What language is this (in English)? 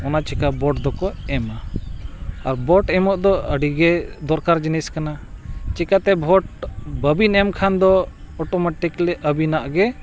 Santali